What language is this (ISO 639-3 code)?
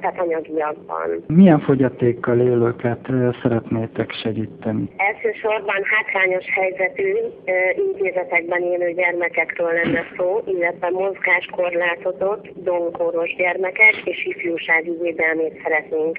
hun